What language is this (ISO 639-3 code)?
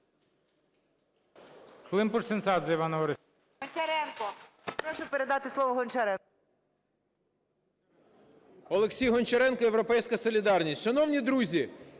ukr